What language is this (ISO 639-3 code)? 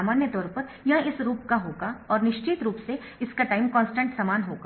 hin